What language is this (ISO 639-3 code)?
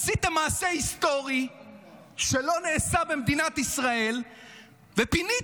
heb